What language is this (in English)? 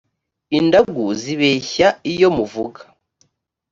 Kinyarwanda